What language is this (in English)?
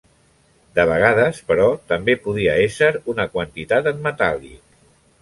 Catalan